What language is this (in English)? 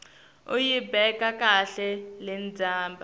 Swati